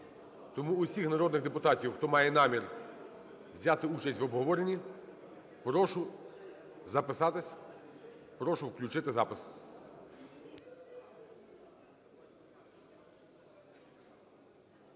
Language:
Ukrainian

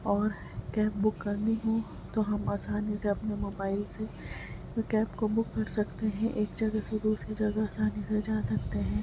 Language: Urdu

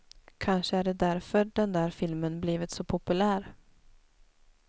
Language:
Swedish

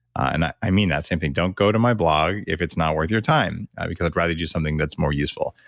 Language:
English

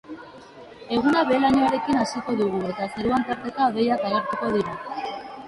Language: Basque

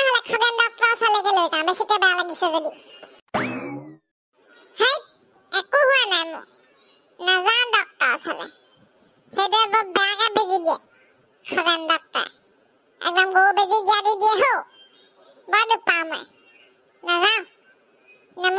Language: Indonesian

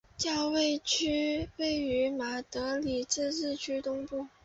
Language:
Chinese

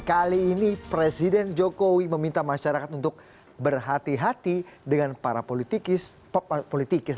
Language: Indonesian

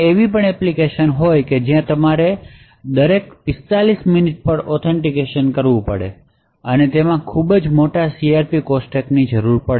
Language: Gujarati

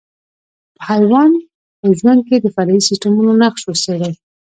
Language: Pashto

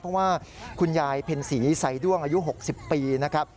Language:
Thai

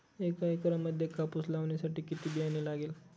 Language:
Marathi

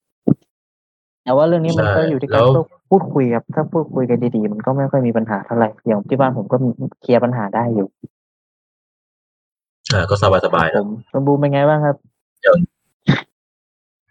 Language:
Thai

